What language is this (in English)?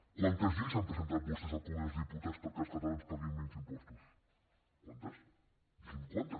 Catalan